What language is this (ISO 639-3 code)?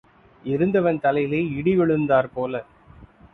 tam